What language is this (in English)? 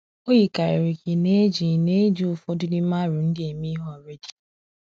Igbo